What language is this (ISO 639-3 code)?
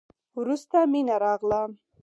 pus